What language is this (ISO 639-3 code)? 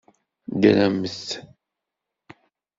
kab